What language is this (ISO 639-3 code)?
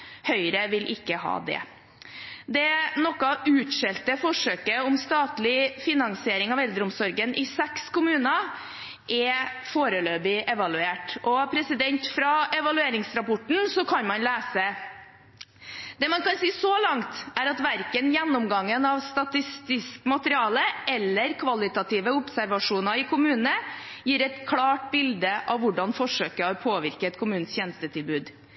nob